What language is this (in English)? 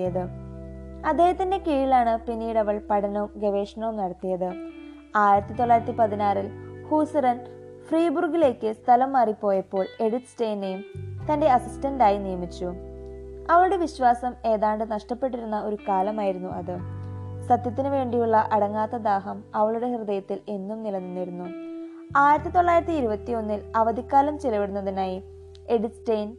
Malayalam